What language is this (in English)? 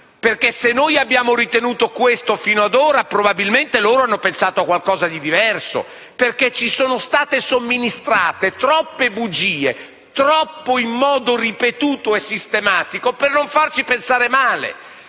Italian